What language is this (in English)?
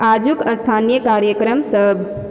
Maithili